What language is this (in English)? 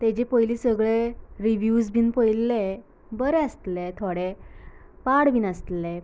Konkani